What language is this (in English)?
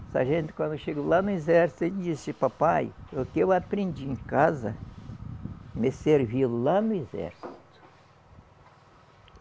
Portuguese